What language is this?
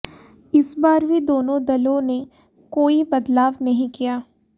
Hindi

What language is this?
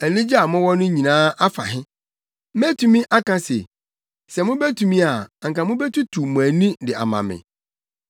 Akan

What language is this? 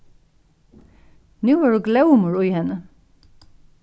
Faroese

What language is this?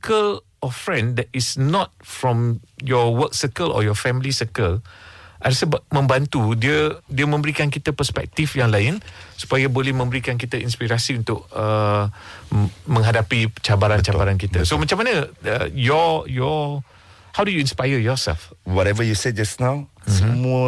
Malay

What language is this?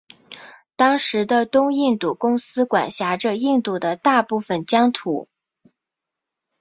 Chinese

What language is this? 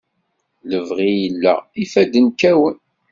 Kabyle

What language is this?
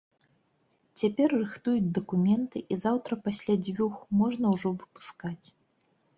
Belarusian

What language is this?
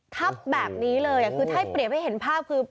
Thai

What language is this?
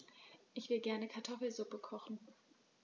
German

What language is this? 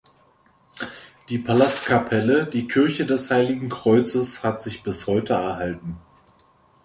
German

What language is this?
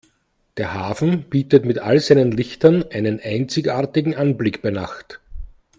German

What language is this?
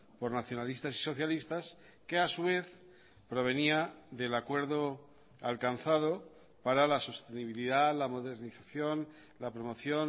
Spanish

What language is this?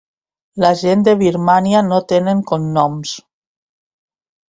Catalan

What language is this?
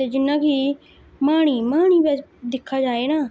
Dogri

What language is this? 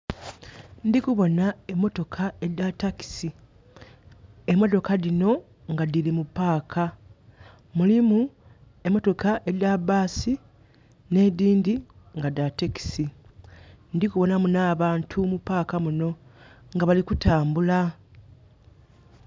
Soga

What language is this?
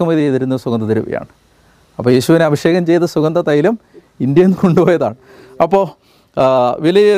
Malayalam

